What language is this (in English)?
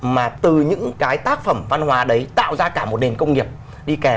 Vietnamese